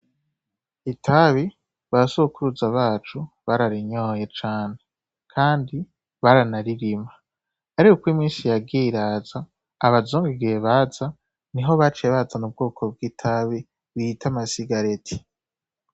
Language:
Rundi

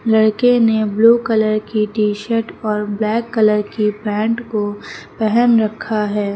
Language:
Hindi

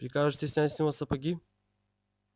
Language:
Russian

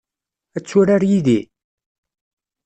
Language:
Kabyle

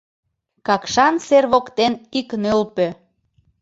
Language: Mari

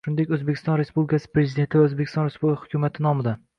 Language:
Uzbek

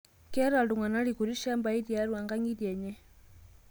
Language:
Masai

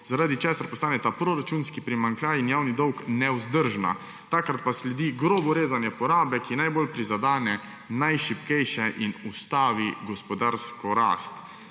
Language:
Slovenian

